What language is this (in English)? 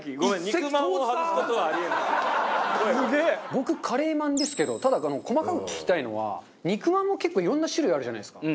Japanese